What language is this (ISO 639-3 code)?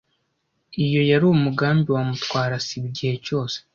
kin